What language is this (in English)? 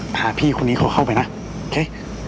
Thai